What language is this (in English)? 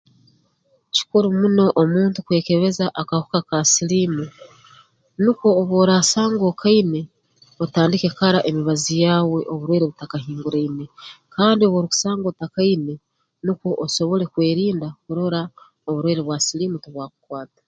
Tooro